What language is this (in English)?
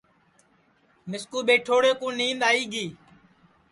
Sansi